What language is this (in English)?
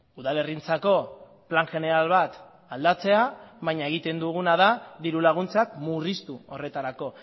Basque